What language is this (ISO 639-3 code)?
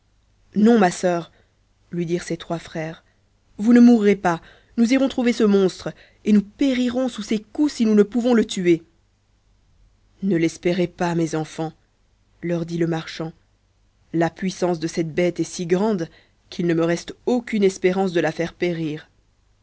fra